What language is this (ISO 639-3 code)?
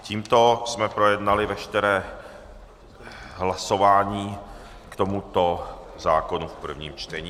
ces